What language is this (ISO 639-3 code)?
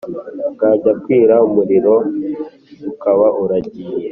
kin